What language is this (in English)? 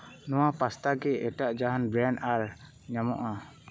Santali